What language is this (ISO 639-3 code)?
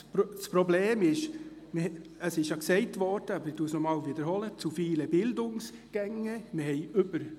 gsw